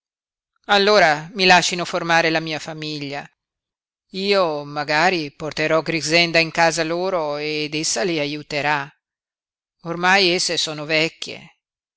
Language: Italian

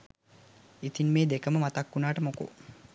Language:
Sinhala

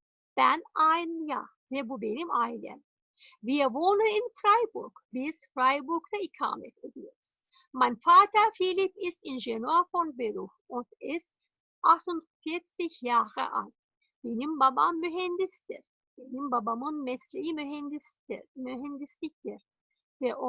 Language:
Turkish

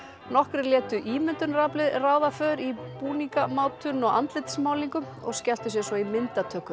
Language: Icelandic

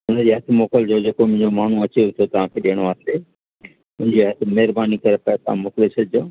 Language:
Sindhi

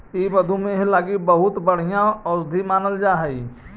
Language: Magahi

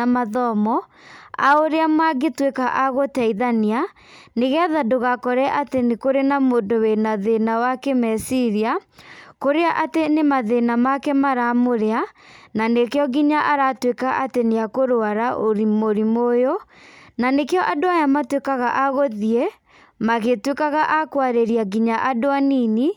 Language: Kikuyu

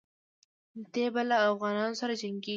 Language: Pashto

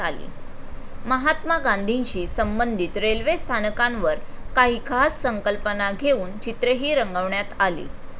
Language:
Marathi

